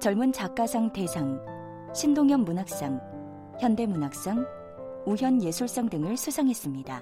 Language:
Korean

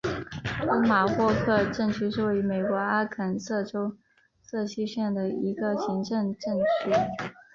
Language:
Chinese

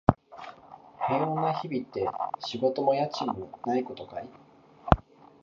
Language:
Japanese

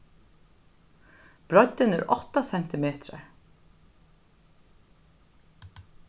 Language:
Faroese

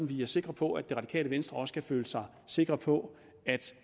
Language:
Danish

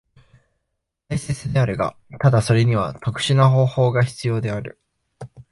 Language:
Japanese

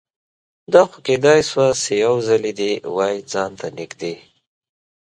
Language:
Pashto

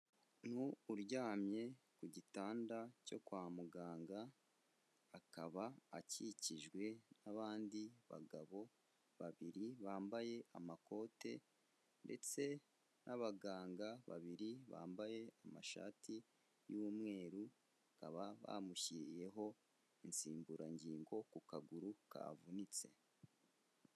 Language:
Kinyarwanda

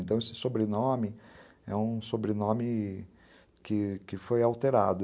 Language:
Portuguese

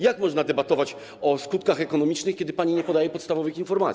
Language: Polish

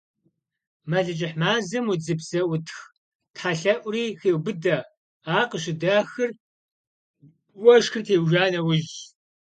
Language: Kabardian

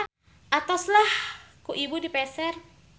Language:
Sundanese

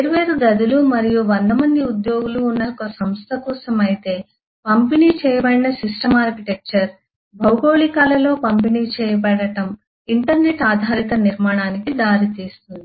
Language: Telugu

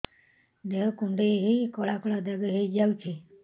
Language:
Odia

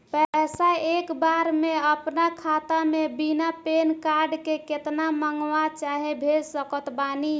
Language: Bhojpuri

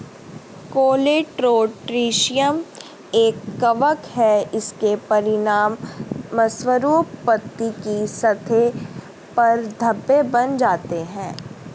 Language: Hindi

